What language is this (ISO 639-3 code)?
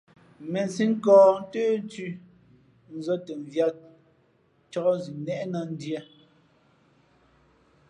fmp